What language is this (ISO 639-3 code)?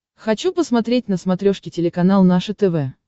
rus